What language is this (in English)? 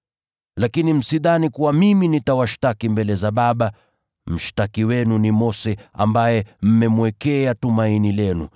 Swahili